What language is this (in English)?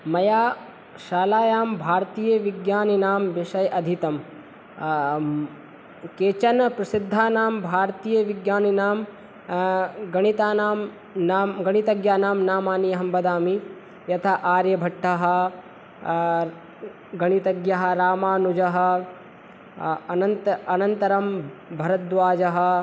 Sanskrit